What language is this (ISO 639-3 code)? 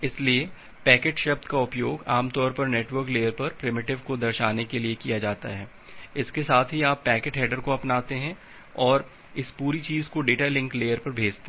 hin